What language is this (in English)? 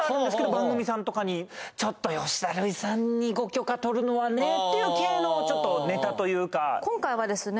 Japanese